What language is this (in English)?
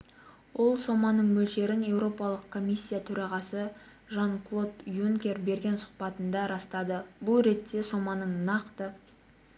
Kazakh